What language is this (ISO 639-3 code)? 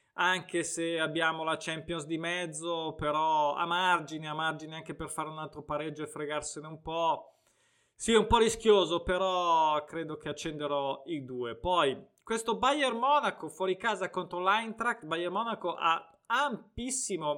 ita